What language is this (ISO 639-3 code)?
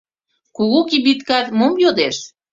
chm